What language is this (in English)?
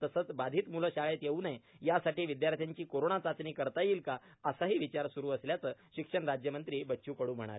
Marathi